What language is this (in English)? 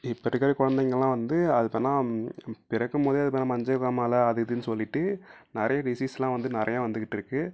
Tamil